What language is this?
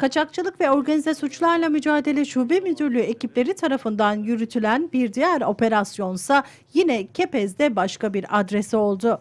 Turkish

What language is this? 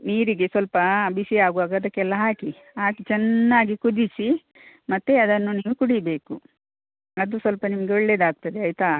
Kannada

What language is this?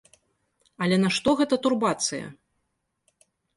Belarusian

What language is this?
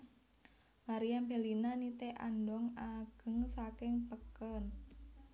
Javanese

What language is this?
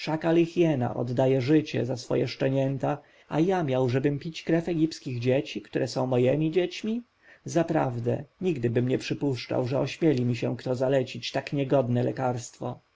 Polish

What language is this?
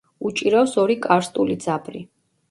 Georgian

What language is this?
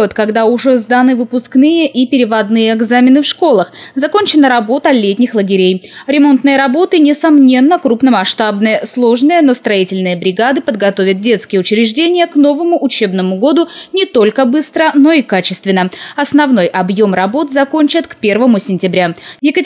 Russian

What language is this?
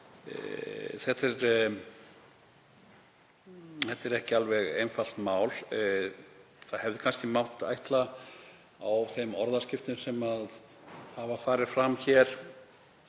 Icelandic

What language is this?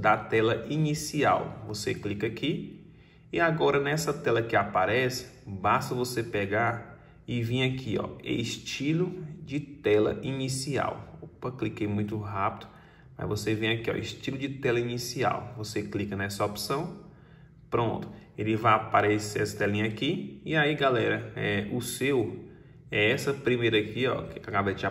Portuguese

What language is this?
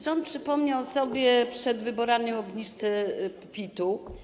Polish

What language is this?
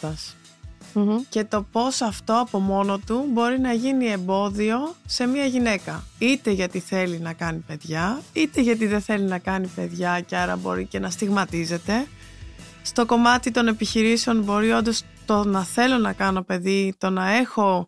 Greek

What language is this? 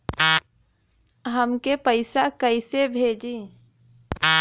Bhojpuri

